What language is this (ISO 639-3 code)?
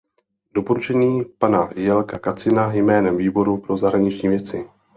ces